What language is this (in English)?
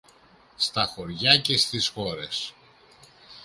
Greek